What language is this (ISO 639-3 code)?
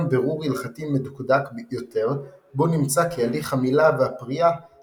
heb